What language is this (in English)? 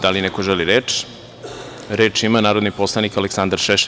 Serbian